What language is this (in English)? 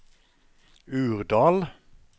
Norwegian